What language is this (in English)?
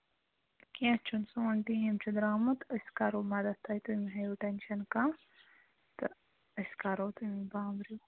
Kashmiri